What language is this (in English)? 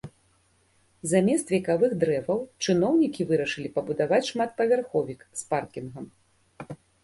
Belarusian